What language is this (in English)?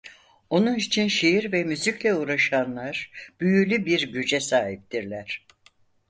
Turkish